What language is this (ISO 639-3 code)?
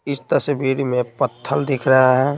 hin